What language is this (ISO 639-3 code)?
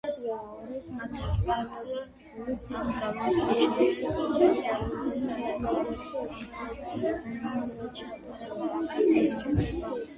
kat